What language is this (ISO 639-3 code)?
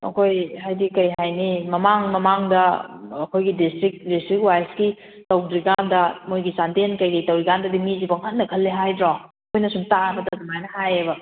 mni